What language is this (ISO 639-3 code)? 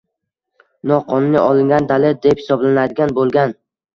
uzb